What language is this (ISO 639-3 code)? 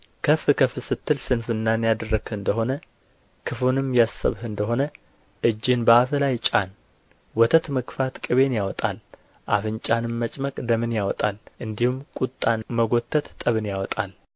amh